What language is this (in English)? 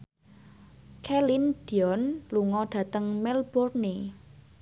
Javanese